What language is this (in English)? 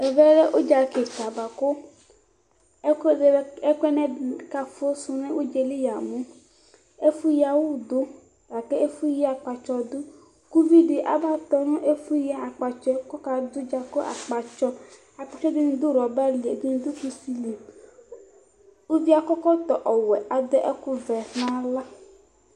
Ikposo